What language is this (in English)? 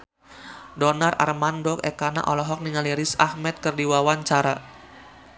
Sundanese